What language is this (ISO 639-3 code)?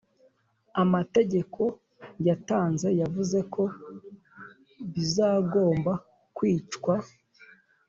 kin